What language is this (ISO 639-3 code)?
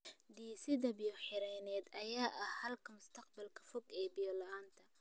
som